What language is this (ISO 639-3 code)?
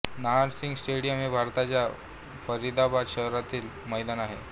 mar